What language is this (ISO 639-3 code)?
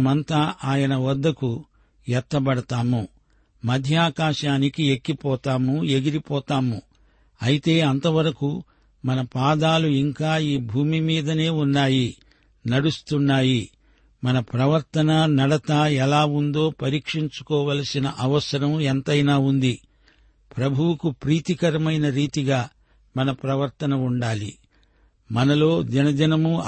tel